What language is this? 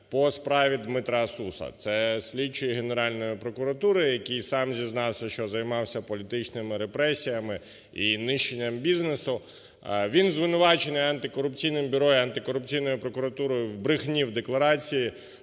Ukrainian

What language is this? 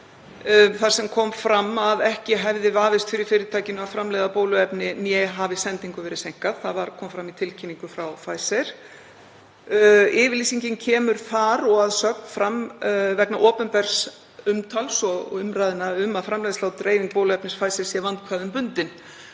Icelandic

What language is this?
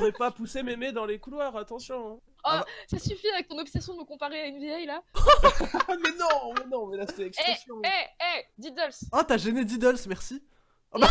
French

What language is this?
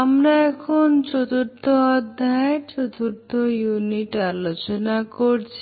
Bangla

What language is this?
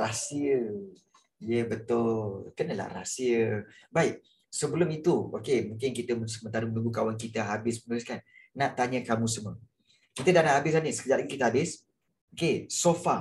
Malay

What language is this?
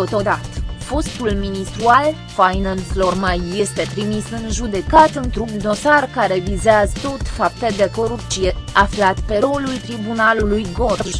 Romanian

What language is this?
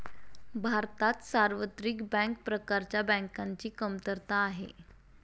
Marathi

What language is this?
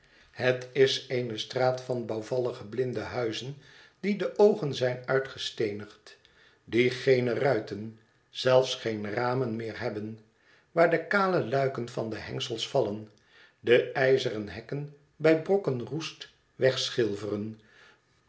Dutch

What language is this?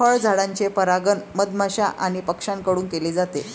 Marathi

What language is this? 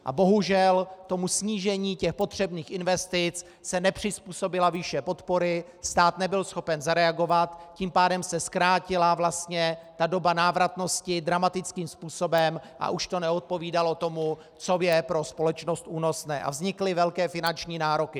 Czech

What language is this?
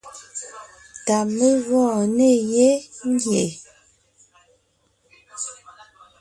Ngiemboon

